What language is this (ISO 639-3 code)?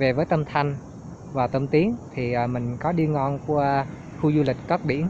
vie